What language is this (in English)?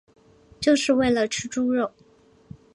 Chinese